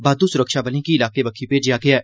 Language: Dogri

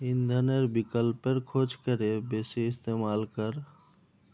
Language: Magahi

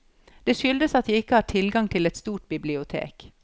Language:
Norwegian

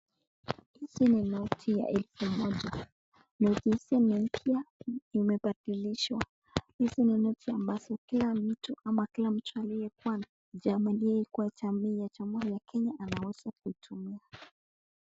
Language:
Swahili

